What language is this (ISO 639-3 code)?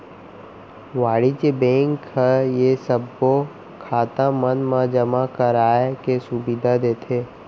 hne